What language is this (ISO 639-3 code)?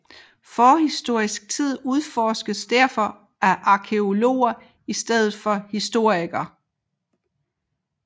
dan